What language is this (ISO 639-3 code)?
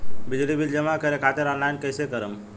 bho